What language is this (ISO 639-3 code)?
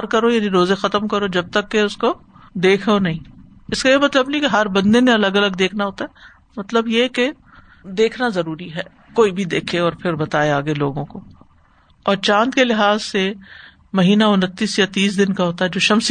urd